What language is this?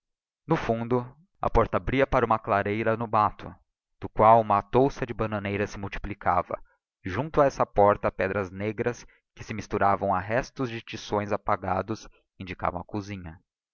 Portuguese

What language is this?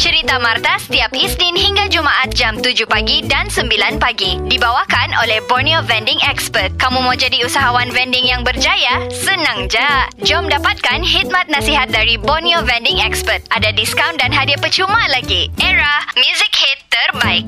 Malay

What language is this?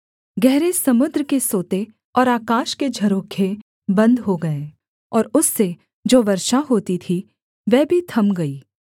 Hindi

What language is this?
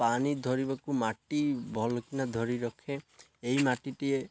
Odia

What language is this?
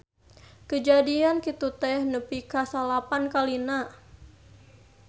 Sundanese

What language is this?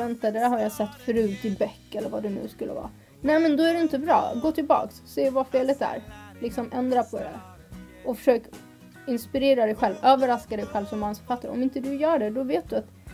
Swedish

